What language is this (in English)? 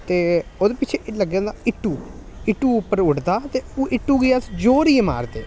Dogri